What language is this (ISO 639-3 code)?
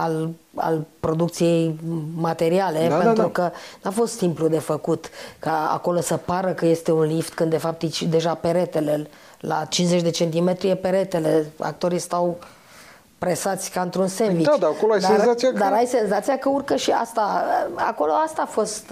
ron